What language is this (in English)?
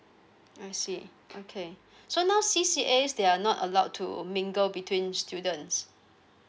English